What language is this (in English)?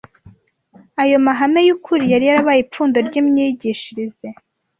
Kinyarwanda